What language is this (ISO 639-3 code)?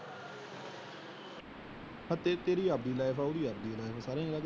pan